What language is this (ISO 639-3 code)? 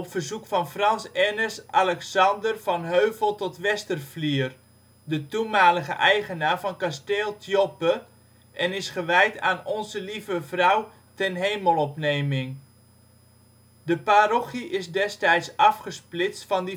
nld